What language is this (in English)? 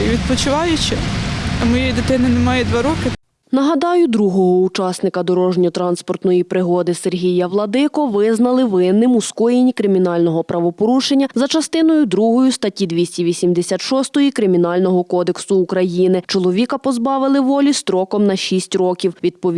Ukrainian